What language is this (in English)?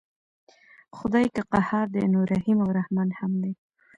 Pashto